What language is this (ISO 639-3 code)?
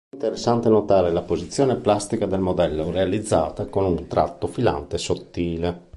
ita